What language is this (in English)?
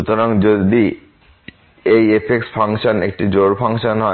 Bangla